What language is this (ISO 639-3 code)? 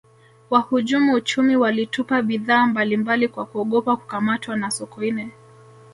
swa